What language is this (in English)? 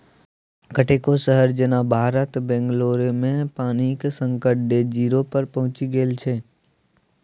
Maithili